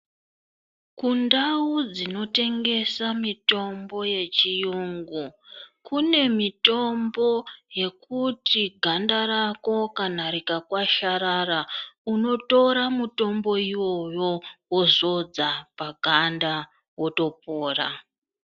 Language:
Ndau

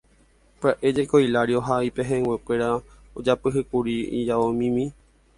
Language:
Guarani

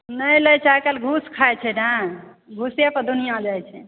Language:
Maithili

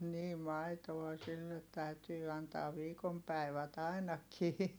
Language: Finnish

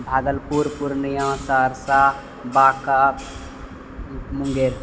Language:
Maithili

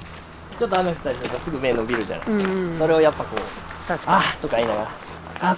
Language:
Japanese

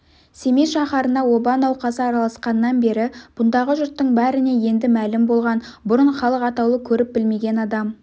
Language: Kazakh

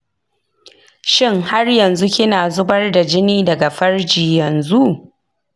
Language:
Hausa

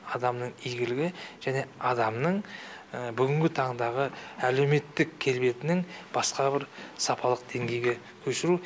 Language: Kazakh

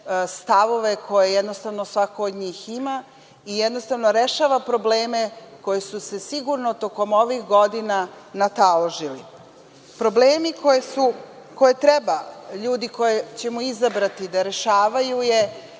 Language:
Serbian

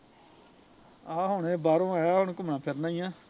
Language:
Punjabi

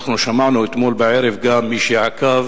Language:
Hebrew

